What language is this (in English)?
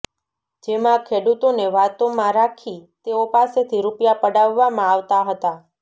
Gujarati